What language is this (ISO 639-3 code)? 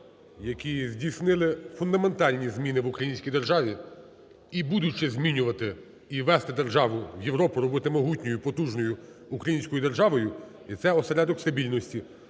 ukr